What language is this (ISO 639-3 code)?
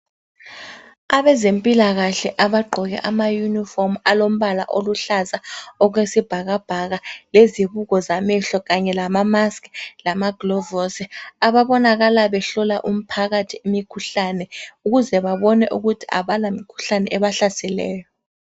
nde